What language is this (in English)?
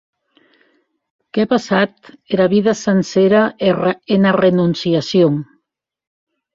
Occitan